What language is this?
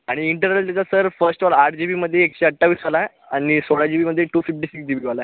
Marathi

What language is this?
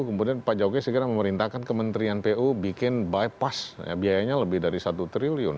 Indonesian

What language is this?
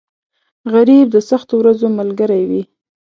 Pashto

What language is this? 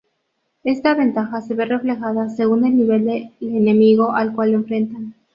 Spanish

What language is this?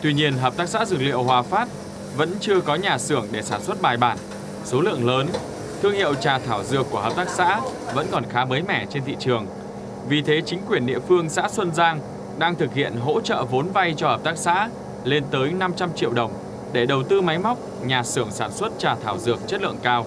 Vietnamese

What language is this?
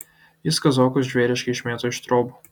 Lithuanian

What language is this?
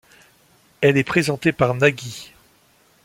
French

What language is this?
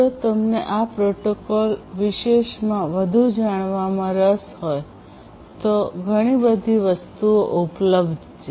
Gujarati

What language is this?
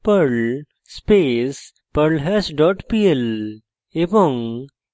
Bangla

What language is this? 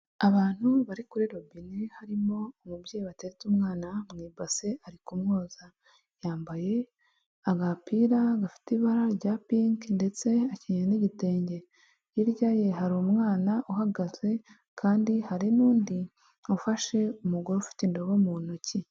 Kinyarwanda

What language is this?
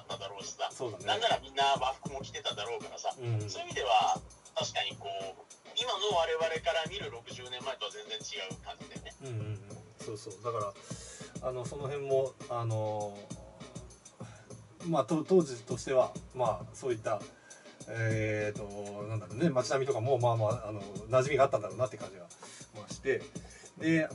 Japanese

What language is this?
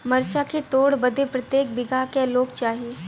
Bhojpuri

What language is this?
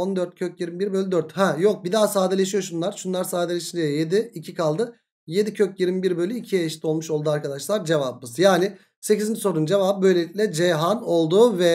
Turkish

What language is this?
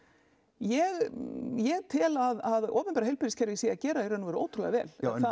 Icelandic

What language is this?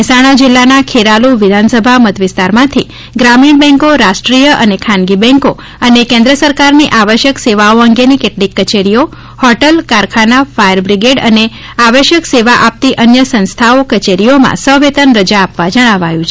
Gujarati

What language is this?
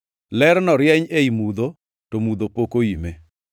Luo (Kenya and Tanzania)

